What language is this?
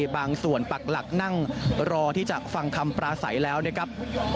Thai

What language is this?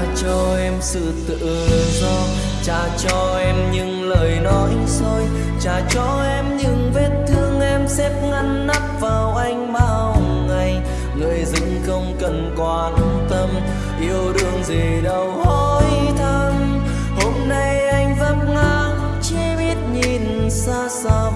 Vietnamese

